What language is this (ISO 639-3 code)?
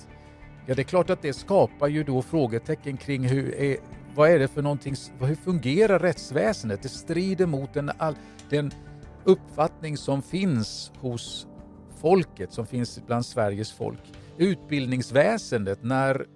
swe